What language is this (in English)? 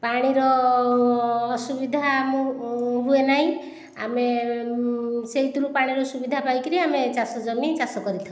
Odia